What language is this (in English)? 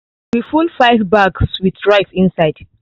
Nigerian Pidgin